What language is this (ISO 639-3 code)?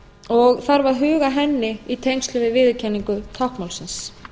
isl